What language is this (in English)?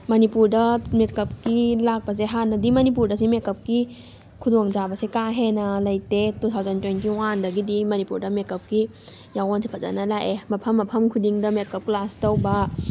Manipuri